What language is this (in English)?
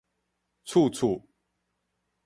Min Nan Chinese